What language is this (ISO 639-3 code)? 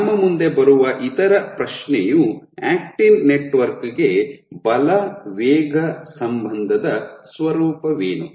kan